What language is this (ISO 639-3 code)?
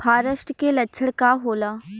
bho